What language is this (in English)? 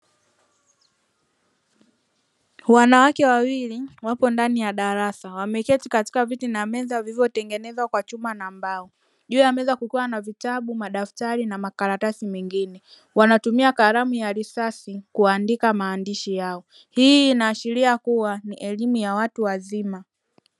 Swahili